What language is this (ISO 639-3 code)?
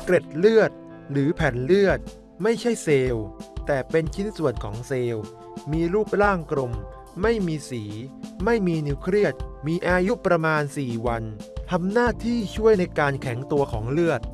tha